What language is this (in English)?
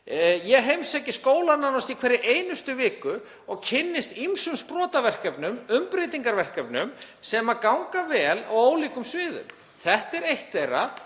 Icelandic